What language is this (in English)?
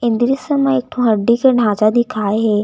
Chhattisgarhi